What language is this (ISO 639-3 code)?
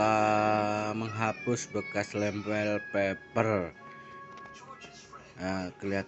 ind